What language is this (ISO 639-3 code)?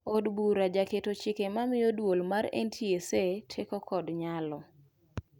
luo